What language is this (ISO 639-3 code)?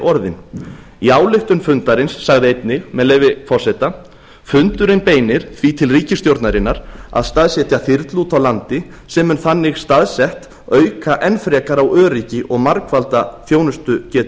isl